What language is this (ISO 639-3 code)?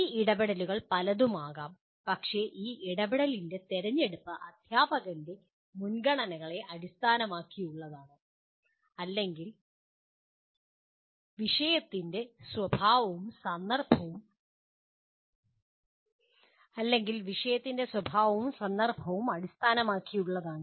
mal